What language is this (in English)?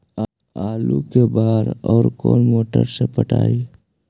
Magahi